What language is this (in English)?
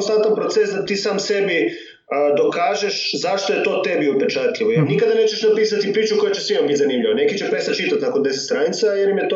Croatian